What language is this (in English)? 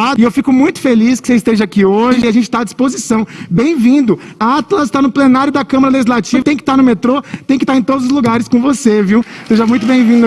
Portuguese